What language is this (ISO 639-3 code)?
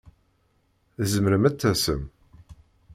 kab